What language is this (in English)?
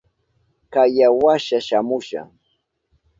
Southern Pastaza Quechua